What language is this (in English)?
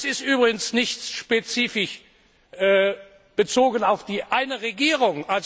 German